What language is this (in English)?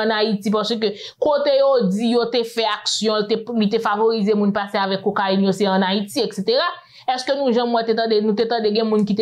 French